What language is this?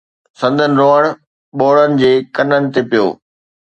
Sindhi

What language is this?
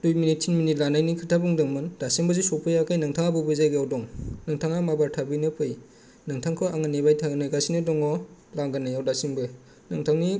Bodo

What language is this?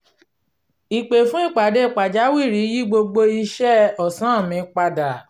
Yoruba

